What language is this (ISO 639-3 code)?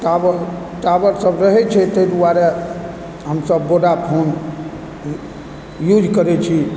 mai